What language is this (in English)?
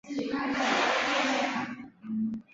Chinese